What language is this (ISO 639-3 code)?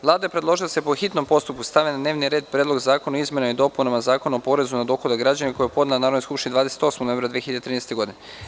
srp